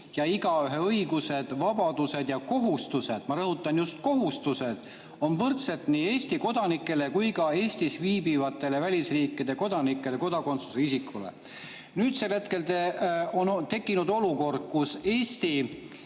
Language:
Estonian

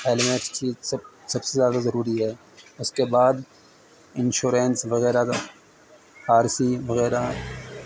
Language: Urdu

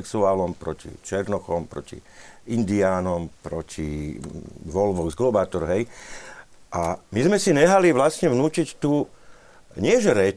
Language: Slovak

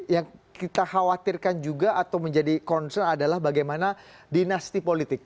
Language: Indonesian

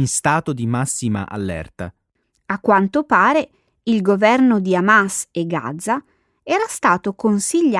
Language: Italian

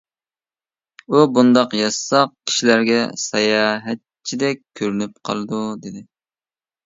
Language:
Uyghur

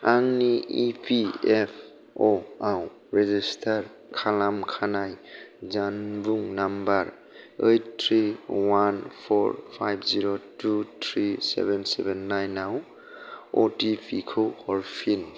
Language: Bodo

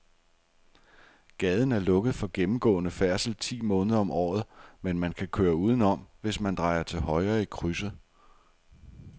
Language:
Danish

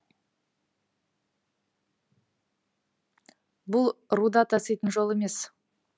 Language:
Kazakh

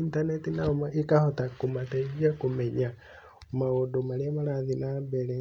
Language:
Kikuyu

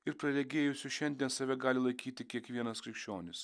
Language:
Lithuanian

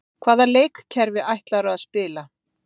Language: Icelandic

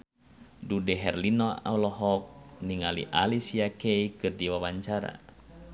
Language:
Sundanese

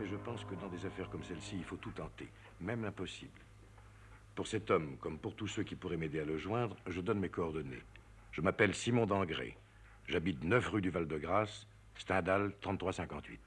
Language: French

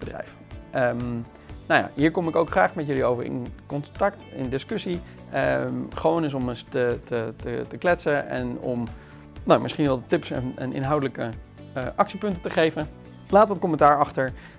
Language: Dutch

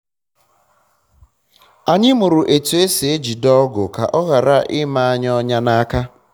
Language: Igbo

